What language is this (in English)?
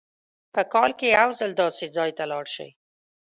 Pashto